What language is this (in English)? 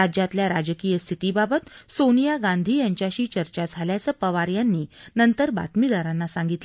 Marathi